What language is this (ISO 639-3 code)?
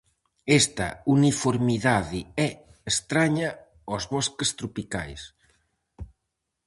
glg